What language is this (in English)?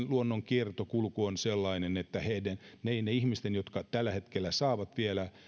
Finnish